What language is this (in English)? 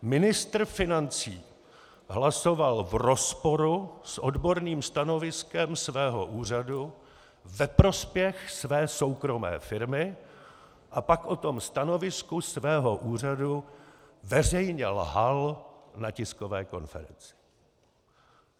Czech